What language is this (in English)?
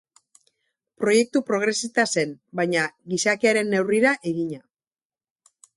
Basque